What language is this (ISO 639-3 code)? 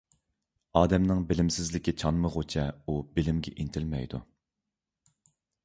uig